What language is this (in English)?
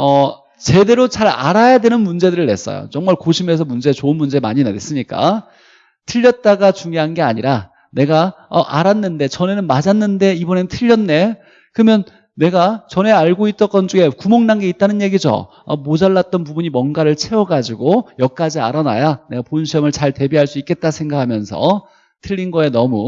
Korean